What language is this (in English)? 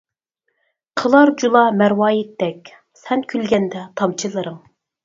Uyghur